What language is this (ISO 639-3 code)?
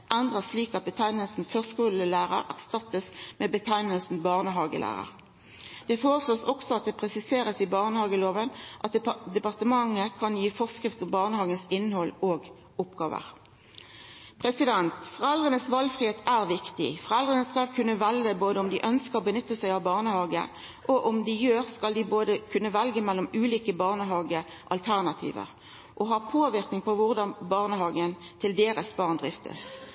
nno